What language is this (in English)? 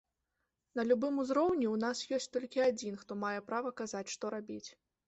Belarusian